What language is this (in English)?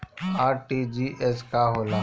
Bhojpuri